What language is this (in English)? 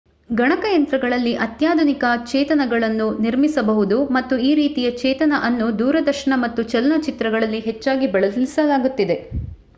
Kannada